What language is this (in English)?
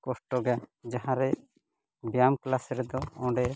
Santali